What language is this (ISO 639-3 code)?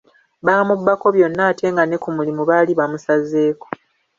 lug